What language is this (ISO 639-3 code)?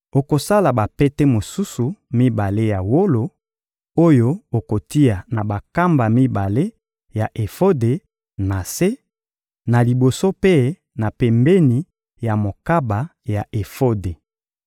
lin